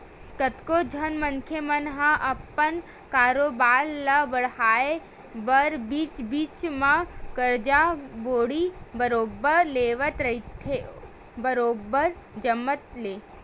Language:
Chhattisgarhi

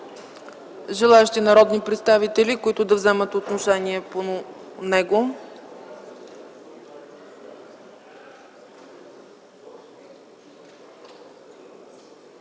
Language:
Bulgarian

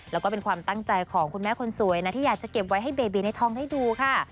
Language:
Thai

